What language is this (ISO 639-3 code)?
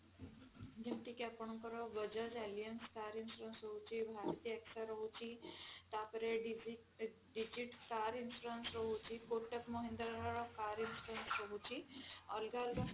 ori